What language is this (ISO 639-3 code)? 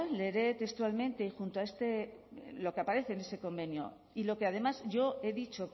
spa